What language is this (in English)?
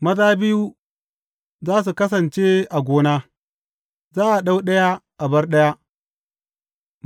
Hausa